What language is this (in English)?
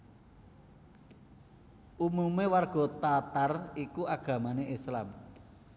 Javanese